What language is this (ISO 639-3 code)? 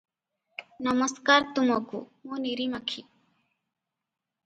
ori